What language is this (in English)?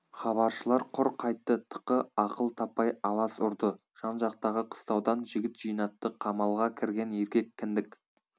Kazakh